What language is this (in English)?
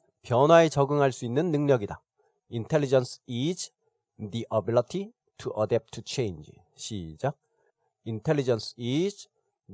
Korean